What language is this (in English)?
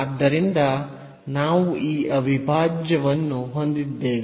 Kannada